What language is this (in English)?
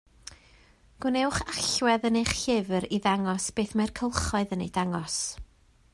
Welsh